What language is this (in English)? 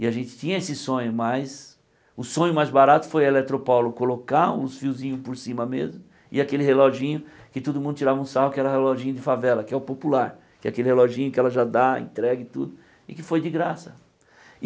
Portuguese